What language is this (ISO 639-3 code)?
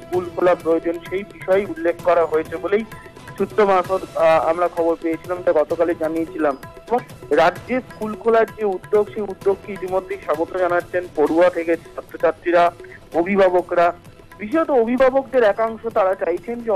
ron